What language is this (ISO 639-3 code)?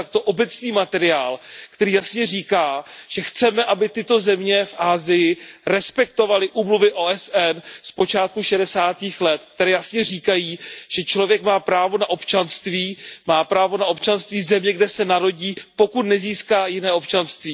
ces